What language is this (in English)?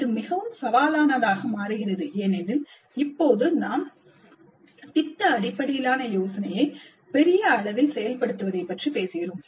Tamil